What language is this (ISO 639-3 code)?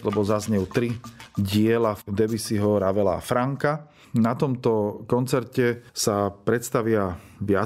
slk